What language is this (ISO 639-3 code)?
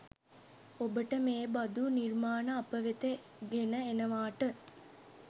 sin